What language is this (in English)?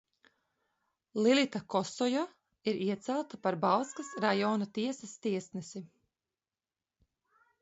Latvian